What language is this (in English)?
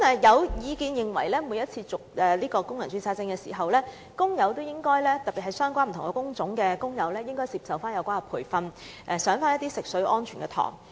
Cantonese